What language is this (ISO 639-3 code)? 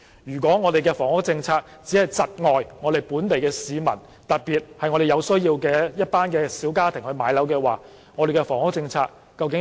yue